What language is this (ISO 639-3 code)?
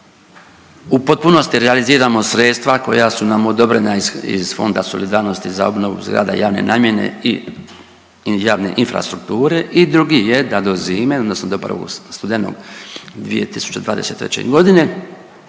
hrv